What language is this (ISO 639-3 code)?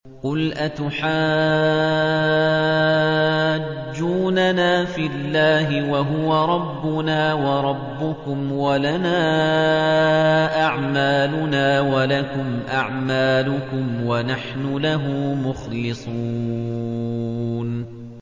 ara